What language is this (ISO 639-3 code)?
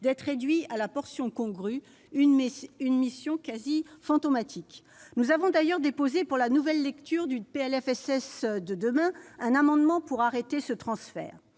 fra